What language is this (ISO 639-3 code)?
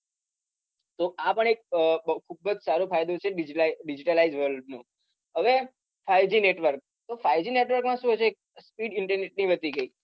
guj